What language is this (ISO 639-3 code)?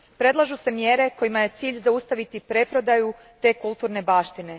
hrv